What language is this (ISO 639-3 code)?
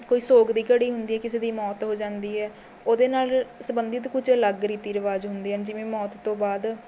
pan